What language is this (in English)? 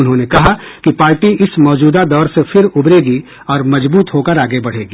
Hindi